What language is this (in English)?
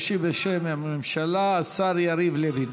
Hebrew